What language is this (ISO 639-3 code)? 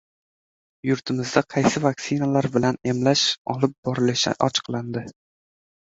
uzb